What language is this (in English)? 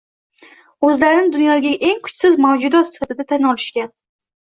Uzbek